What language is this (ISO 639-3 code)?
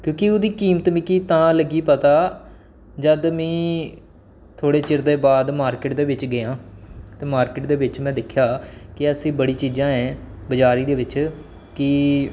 doi